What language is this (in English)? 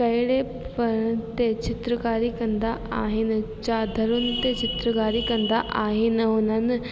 Sindhi